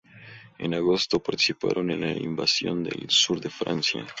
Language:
Spanish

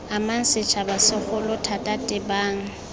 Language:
Tswana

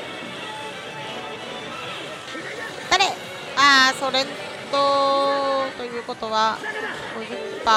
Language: Japanese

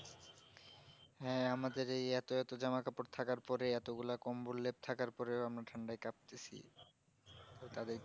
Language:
Bangla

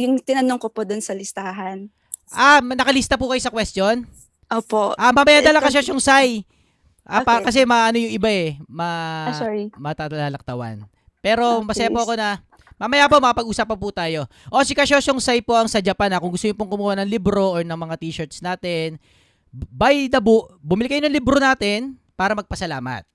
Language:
Filipino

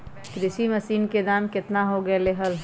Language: Magahi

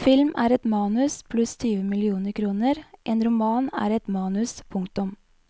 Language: Norwegian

